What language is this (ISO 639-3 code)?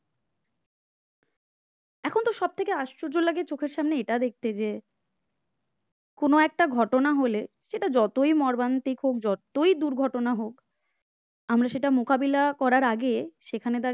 ben